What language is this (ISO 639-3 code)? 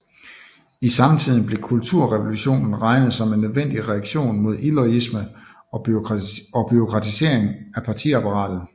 dan